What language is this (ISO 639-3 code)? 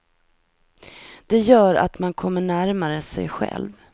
swe